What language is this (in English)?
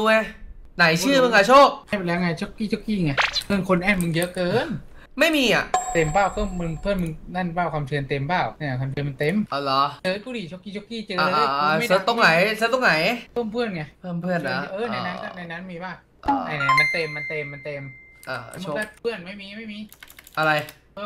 Thai